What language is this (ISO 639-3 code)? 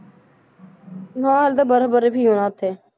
pan